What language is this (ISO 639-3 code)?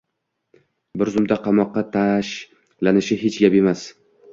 uzb